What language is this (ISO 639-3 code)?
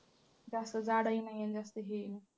mar